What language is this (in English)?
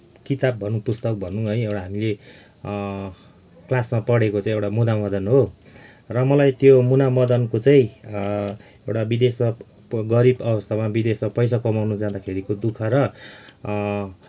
Nepali